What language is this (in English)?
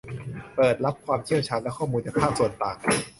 Thai